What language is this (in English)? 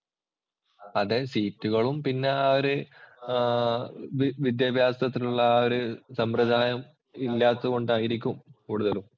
Malayalam